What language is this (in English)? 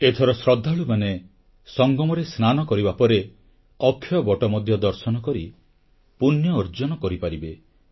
Odia